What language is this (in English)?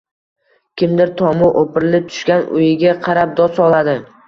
Uzbek